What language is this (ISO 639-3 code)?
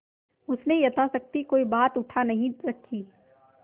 hin